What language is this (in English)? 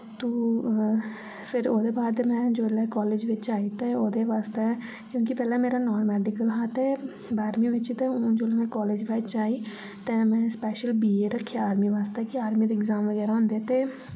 Dogri